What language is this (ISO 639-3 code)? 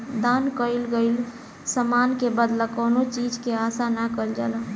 bho